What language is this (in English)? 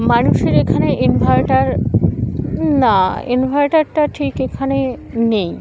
Bangla